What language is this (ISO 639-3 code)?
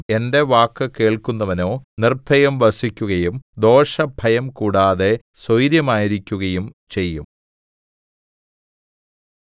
mal